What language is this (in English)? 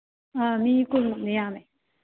Manipuri